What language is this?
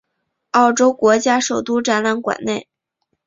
Chinese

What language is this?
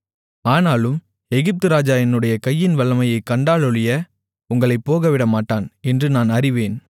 Tamil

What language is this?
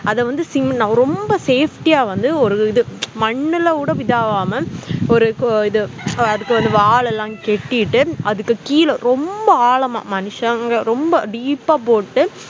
Tamil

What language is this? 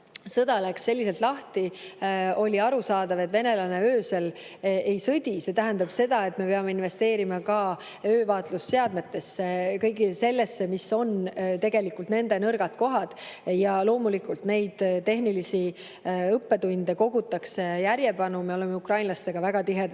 Estonian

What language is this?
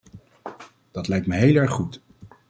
Dutch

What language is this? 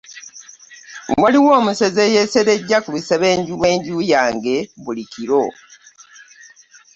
Ganda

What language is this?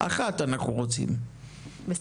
Hebrew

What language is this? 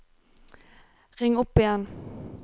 Norwegian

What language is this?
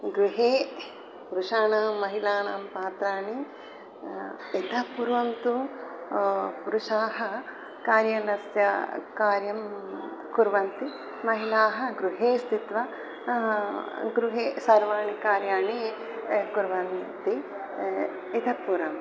Sanskrit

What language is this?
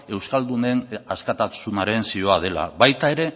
Basque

